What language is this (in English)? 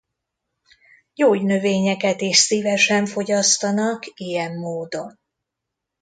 Hungarian